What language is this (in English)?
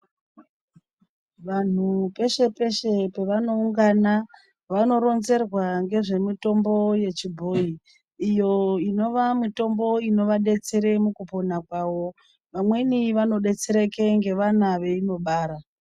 Ndau